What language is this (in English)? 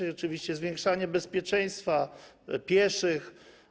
Polish